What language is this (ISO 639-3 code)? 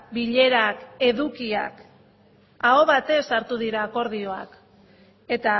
eus